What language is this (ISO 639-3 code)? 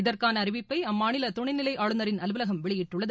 tam